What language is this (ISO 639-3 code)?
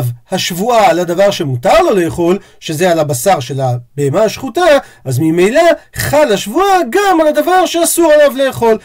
heb